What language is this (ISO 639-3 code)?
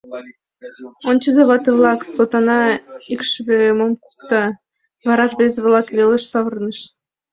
chm